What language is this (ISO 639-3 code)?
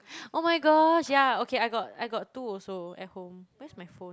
eng